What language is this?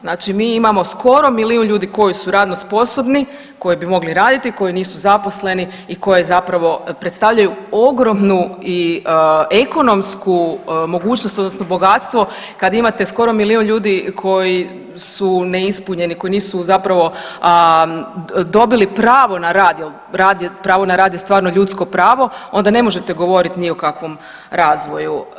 Croatian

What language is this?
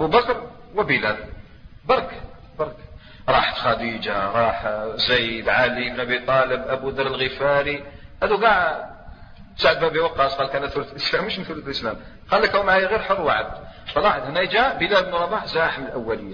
Arabic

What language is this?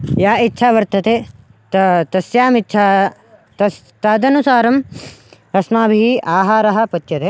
Sanskrit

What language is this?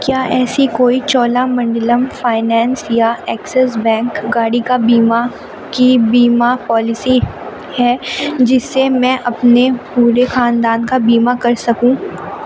Urdu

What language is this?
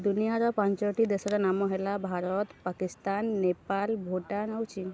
Odia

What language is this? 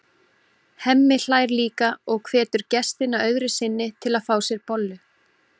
Icelandic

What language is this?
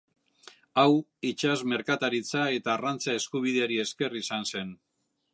Basque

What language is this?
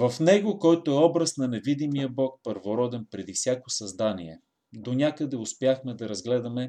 Bulgarian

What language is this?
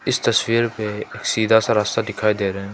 Hindi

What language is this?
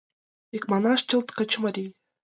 Mari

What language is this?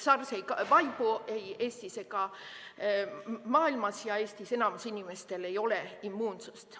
Estonian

